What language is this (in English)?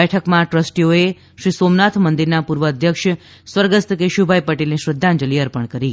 Gujarati